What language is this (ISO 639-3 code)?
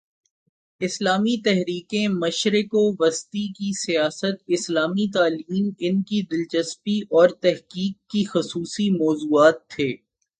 urd